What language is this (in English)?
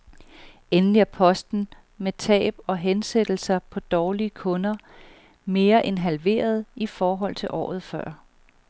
Danish